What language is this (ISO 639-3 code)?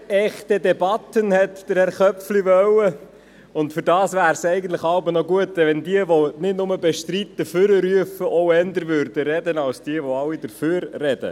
gsw